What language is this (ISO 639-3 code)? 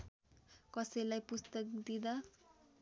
nep